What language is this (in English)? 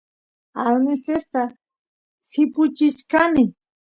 Santiago del Estero Quichua